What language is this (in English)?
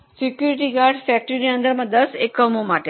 Gujarati